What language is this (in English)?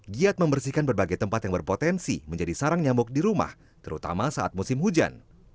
Indonesian